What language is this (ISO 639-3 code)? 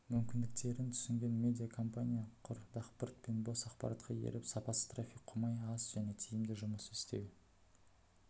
kaz